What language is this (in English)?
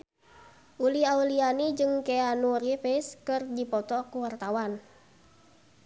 Sundanese